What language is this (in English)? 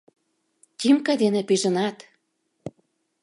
Mari